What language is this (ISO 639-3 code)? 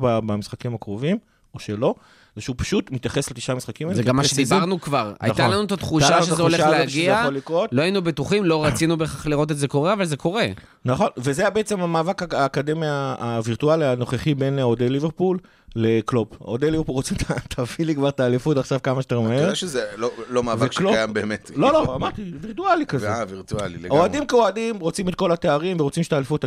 heb